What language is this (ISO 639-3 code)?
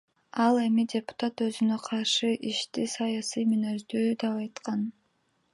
kir